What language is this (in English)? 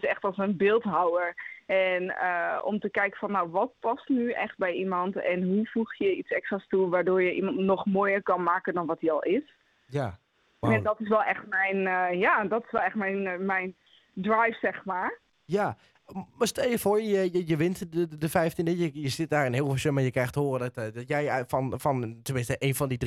Dutch